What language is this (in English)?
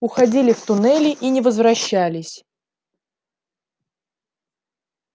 Russian